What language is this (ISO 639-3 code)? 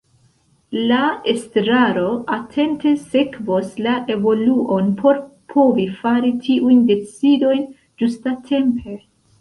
epo